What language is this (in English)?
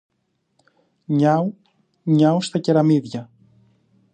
Greek